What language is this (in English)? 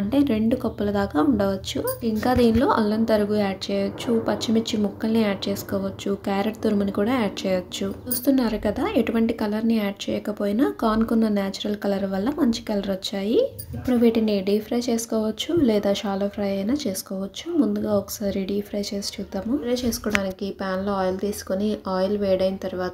Telugu